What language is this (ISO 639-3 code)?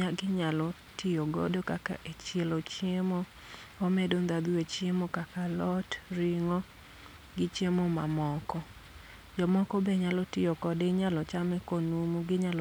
luo